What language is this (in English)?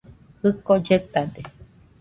Nüpode Huitoto